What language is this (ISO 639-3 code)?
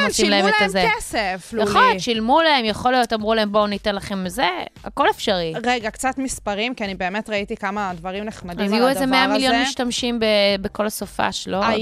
heb